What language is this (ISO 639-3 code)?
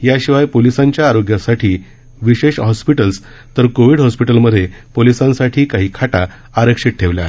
mar